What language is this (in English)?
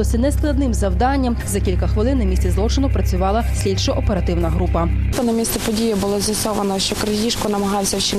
Ukrainian